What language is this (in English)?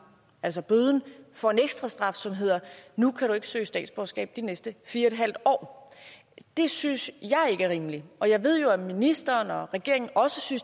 Danish